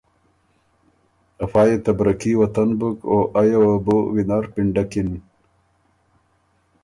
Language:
Ormuri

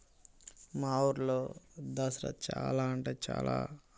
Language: Telugu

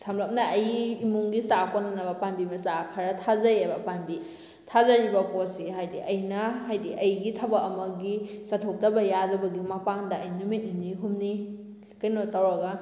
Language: Manipuri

